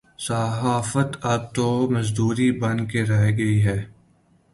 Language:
Urdu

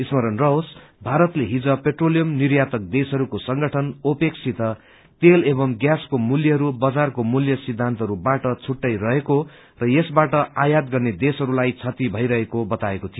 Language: Nepali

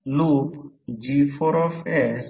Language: Marathi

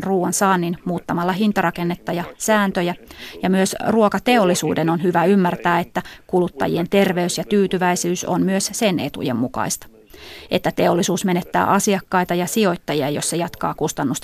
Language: Finnish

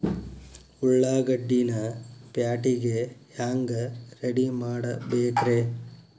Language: Kannada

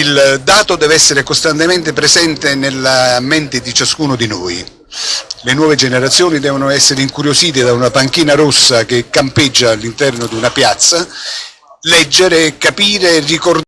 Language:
Italian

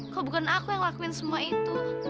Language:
Indonesian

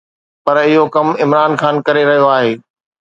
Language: Sindhi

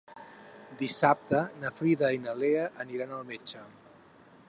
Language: Catalan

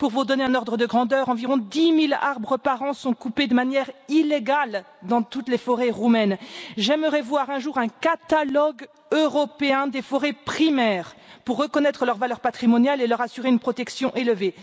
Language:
French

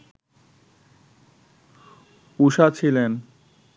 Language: Bangla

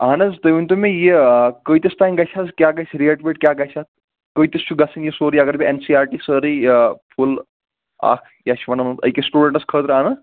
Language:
Kashmiri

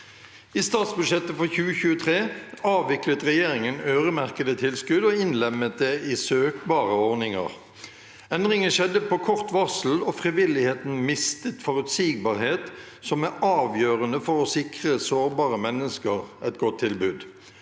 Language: Norwegian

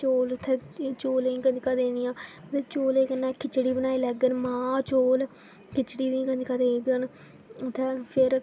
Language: Dogri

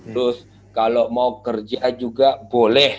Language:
Indonesian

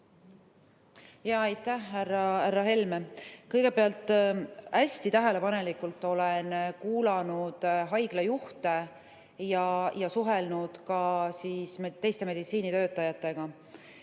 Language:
Estonian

